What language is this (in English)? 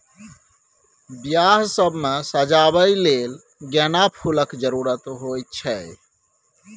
Maithili